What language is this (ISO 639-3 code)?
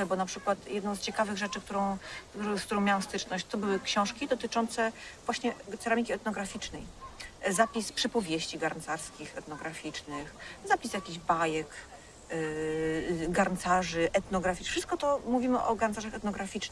pol